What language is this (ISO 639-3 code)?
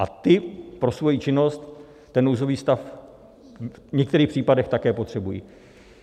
ces